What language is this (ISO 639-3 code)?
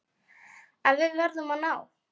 isl